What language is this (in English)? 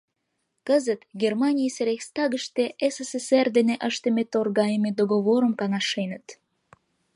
Mari